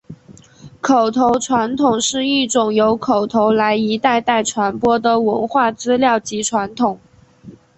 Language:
Chinese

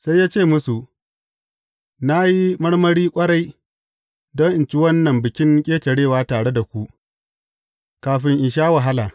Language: Hausa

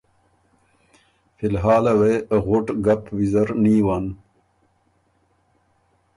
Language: Ormuri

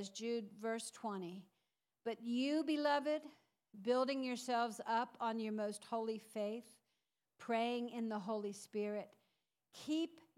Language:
English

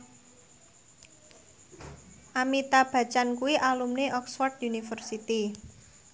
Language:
Javanese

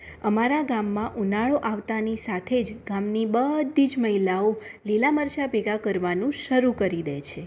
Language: Gujarati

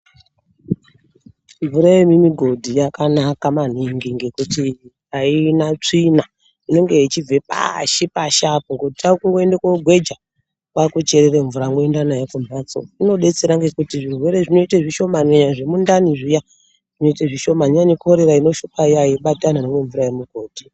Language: Ndau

